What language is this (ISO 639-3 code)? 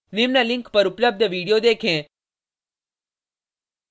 hin